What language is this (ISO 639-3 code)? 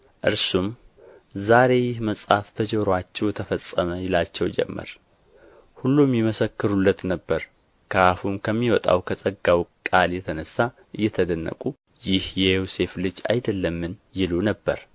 amh